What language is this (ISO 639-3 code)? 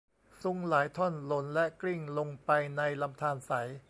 tha